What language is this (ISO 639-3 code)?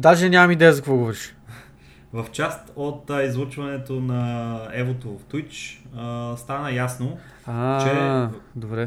bul